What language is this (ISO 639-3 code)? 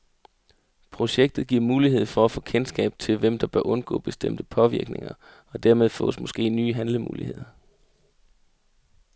dan